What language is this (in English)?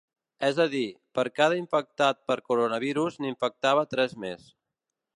Catalan